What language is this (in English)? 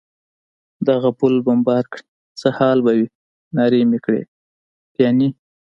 Pashto